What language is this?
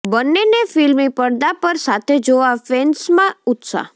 Gujarati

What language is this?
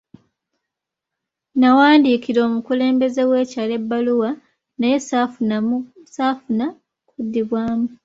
Ganda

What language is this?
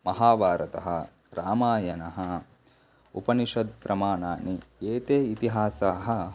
Sanskrit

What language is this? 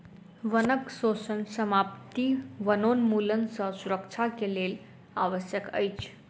Maithili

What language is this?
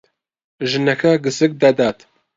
Central Kurdish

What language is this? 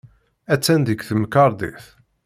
Kabyle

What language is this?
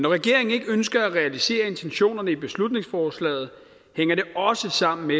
Danish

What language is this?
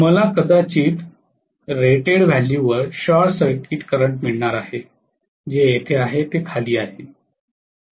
Marathi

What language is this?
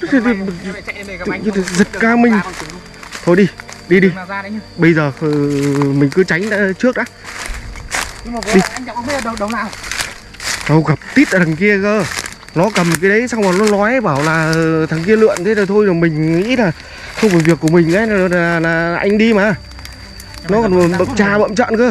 Vietnamese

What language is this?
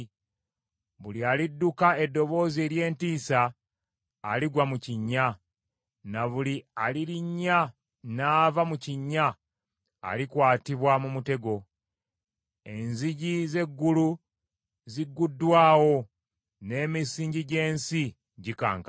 Ganda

